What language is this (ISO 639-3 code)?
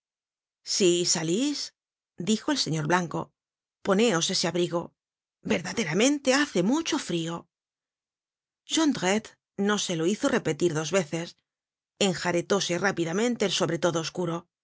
spa